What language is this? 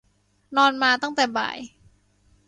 Thai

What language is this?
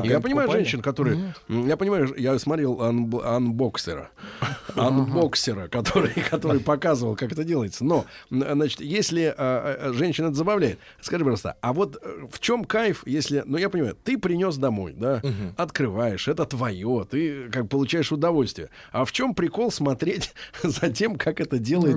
Russian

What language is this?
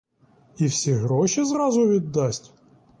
Ukrainian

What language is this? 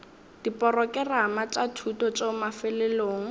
Northern Sotho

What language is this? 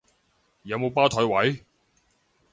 Cantonese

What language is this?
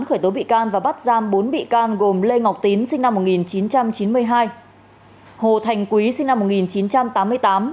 Vietnamese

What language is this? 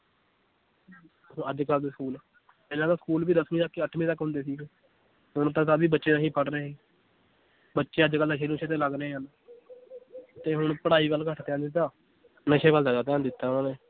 Punjabi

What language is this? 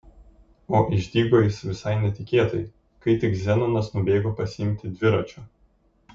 Lithuanian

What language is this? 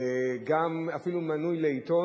Hebrew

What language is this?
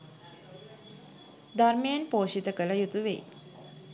Sinhala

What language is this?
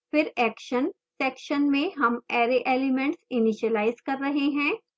Hindi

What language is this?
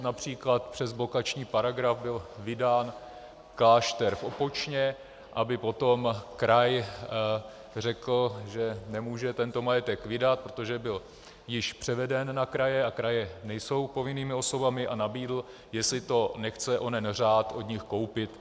Czech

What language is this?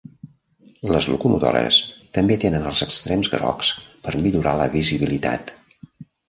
Catalan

